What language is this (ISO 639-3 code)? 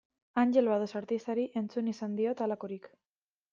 eus